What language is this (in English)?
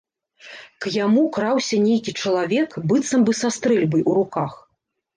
Belarusian